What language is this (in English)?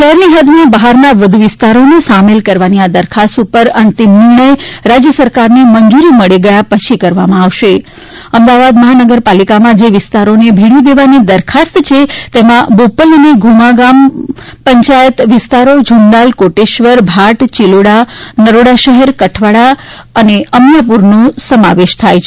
Gujarati